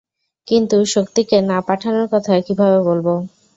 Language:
Bangla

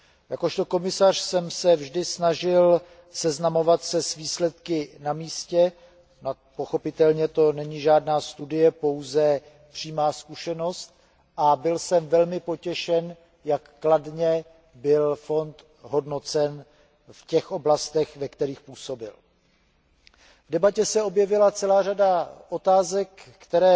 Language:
Czech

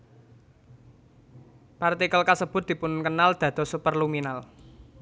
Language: Javanese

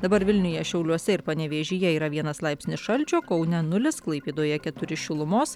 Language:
Lithuanian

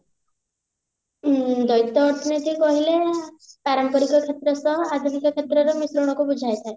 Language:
Odia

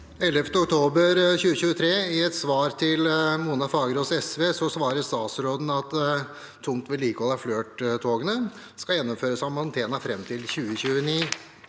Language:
Norwegian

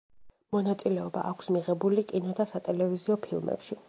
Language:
Georgian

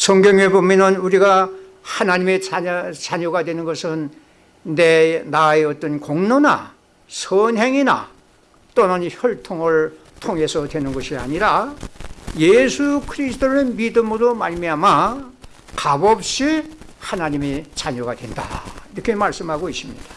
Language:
Korean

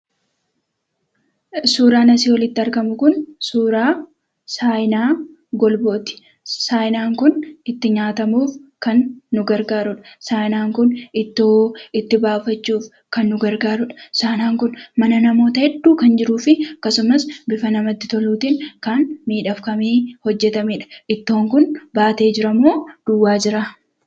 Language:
Oromo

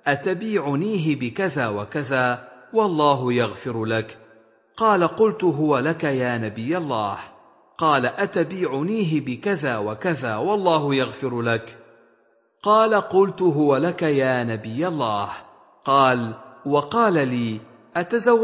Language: Arabic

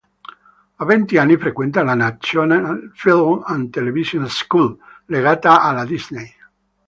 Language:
Italian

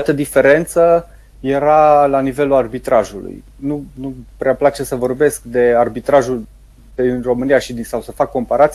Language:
Romanian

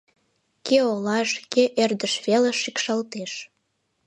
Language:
Mari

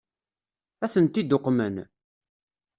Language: Kabyle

